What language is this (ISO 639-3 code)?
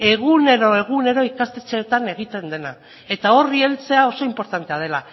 eus